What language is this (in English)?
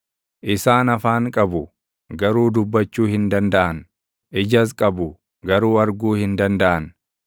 Oromo